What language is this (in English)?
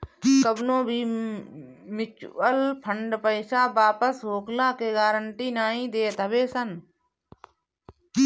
Bhojpuri